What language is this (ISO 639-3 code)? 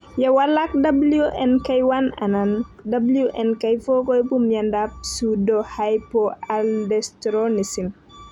kln